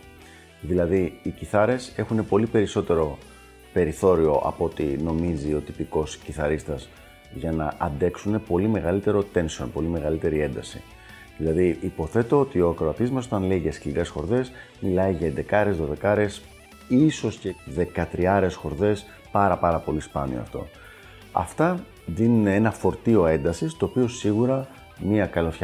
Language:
Greek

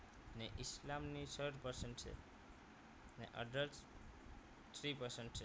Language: Gujarati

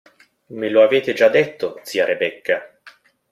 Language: Italian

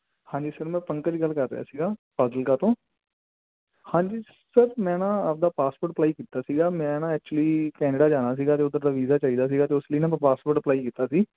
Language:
Punjabi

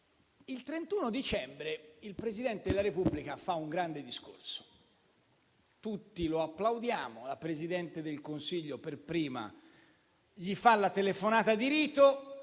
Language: Italian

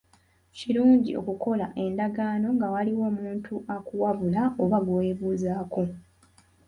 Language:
Ganda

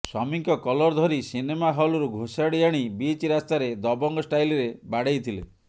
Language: Odia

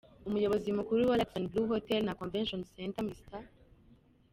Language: Kinyarwanda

